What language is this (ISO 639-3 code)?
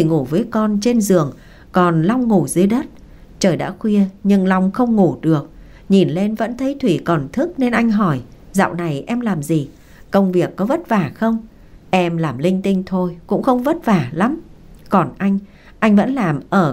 vie